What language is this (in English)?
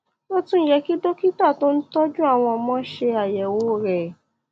Yoruba